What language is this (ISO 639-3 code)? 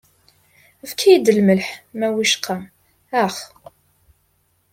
kab